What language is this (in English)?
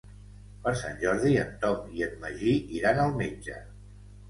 Catalan